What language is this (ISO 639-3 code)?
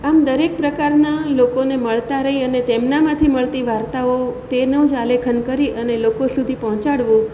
guj